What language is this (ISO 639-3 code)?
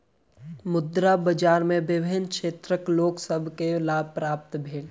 mai